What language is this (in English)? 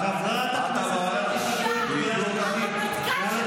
Hebrew